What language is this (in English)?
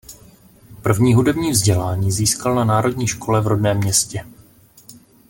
Czech